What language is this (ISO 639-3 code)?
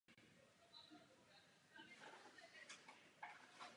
ces